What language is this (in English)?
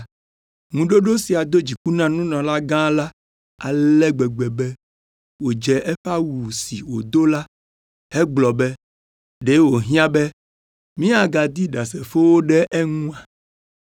Ewe